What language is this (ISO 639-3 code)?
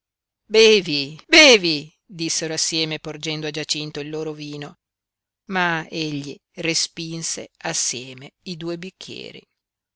ita